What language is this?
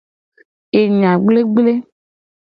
Gen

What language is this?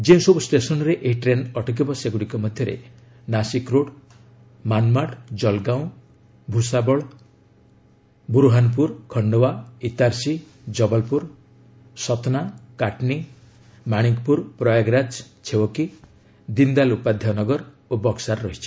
Odia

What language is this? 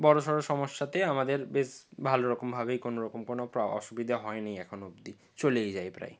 Bangla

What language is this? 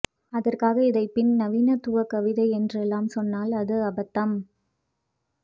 Tamil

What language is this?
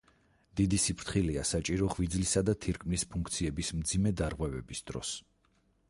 Georgian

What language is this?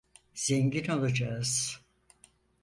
Turkish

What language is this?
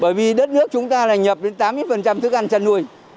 Vietnamese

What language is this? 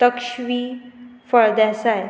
Konkani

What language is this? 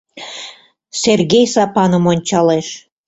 Mari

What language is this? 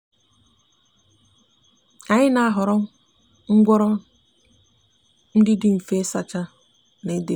Igbo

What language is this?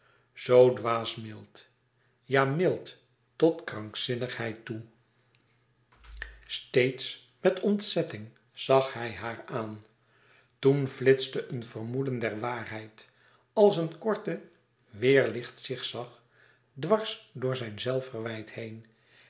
Dutch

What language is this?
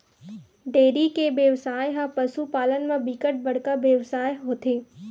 Chhattisgarhi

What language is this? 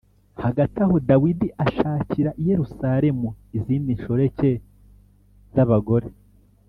Kinyarwanda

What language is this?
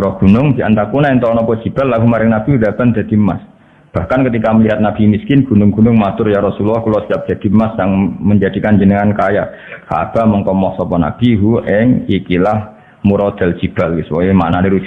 Indonesian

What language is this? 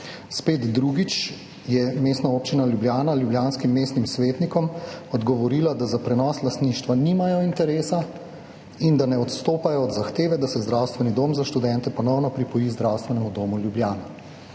Slovenian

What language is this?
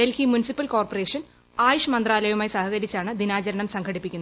Malayalam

